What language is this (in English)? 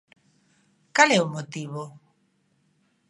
Galician